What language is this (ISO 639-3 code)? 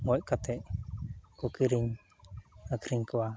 sat